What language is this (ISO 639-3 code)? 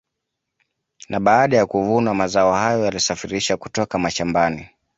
swa